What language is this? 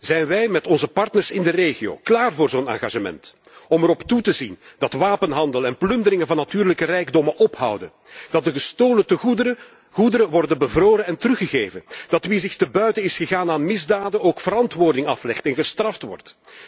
Dutch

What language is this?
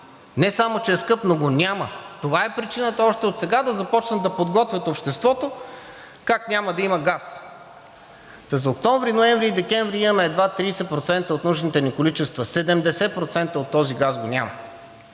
Bulgarian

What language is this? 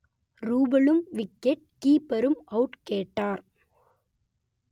Tamil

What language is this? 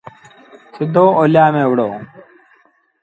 Sindhi Bhil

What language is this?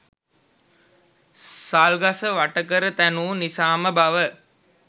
Sinhala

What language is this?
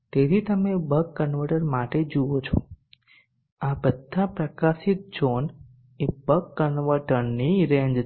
Gujarati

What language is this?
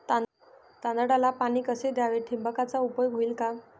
Marathi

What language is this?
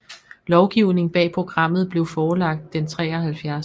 Danish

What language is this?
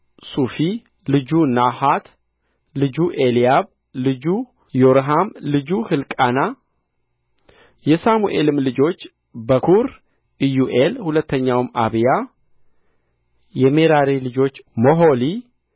Amharic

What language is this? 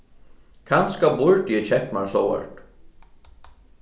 Faroese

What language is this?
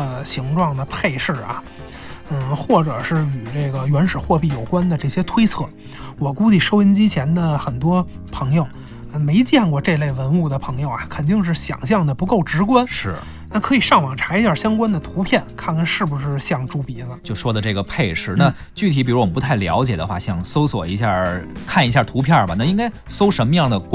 Chinese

